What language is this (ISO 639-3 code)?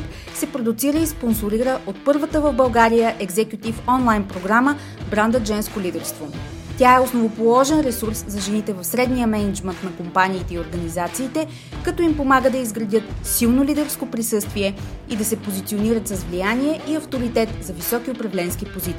bul